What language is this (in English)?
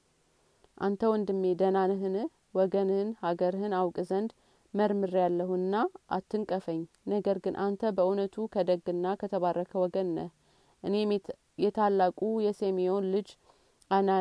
Amharic